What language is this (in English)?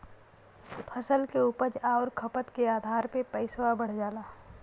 Bhojpuri